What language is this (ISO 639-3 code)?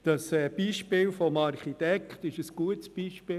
gsw